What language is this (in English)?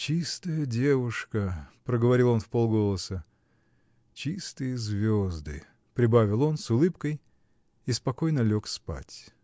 Russian